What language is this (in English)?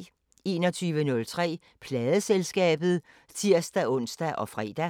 Danish